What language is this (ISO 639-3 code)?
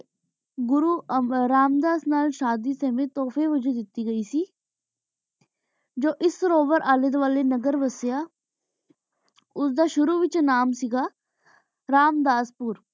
pan